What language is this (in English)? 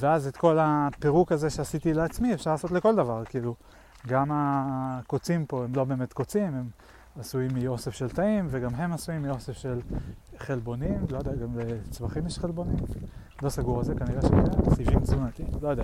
Hebrew